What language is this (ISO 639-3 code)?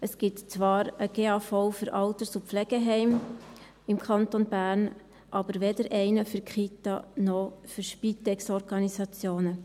gsw